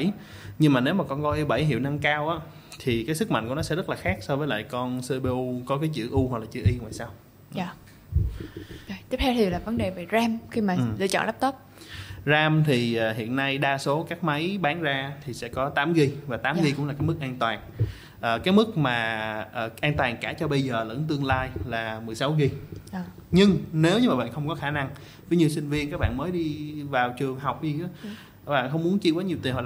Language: Vietnamese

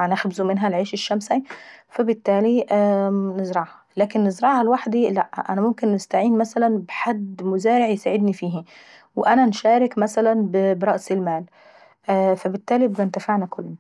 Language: Saidi Arabic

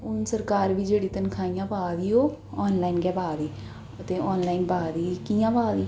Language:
Dogri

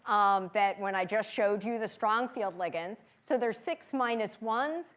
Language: English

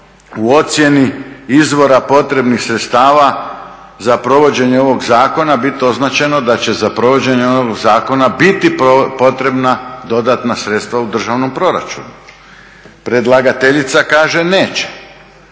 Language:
Croatian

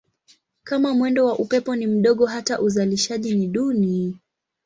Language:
Swahili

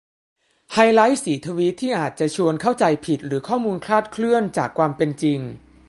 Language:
Thai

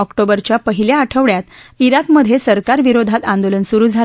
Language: Marathi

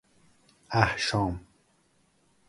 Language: Persian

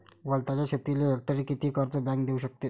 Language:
Marathi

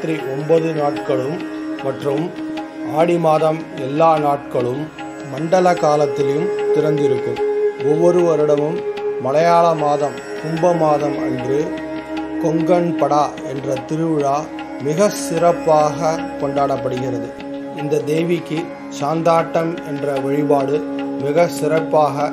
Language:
Tamil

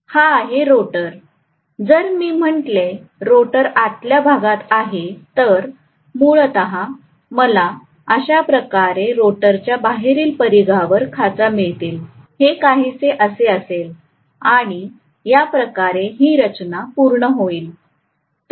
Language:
Marathi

